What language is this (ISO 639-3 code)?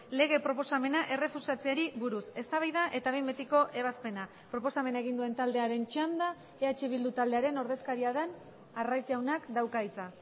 eus